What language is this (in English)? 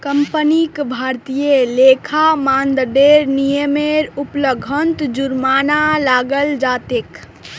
Magahi